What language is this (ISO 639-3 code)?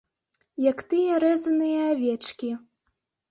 bel